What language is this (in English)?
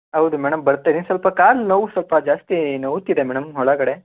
Kannada